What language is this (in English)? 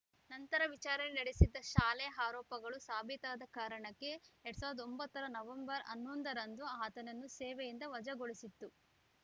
Kannada